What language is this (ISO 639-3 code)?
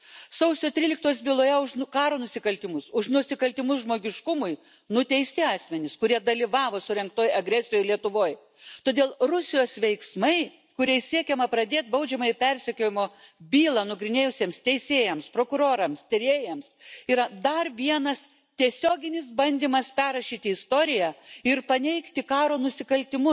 lit